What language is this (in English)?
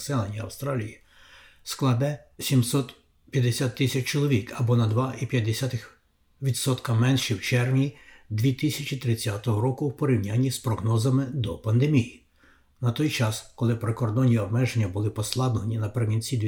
Ukrainian